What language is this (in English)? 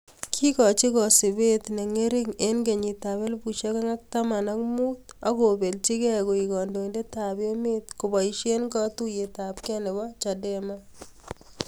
Kalenjin